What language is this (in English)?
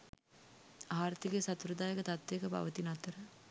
Sinhala